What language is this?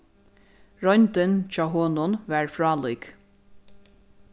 Faroese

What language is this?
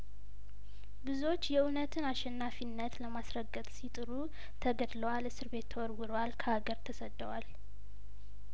Amharic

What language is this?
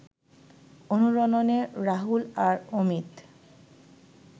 Bangla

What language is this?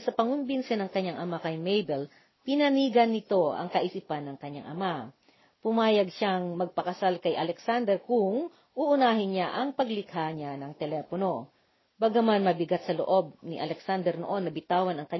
Filipino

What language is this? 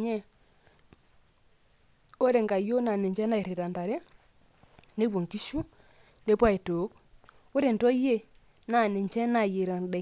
Masai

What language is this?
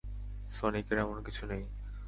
Bangla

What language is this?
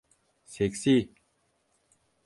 Turkish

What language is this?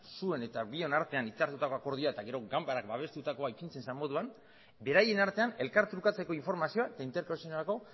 Basque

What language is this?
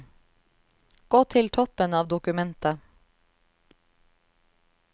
Norwegian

